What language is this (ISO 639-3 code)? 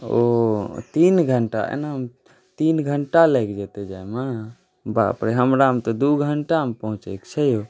mai